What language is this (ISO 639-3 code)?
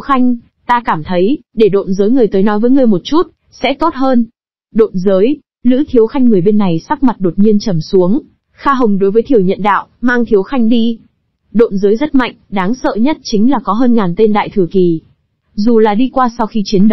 vie